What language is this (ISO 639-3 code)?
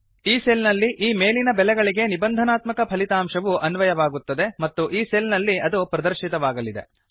kan